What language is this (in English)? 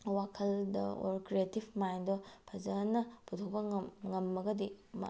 Manipuri